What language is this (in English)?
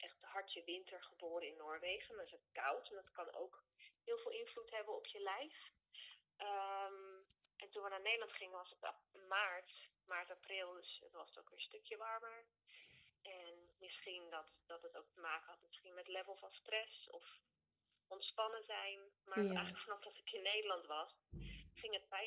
Dutch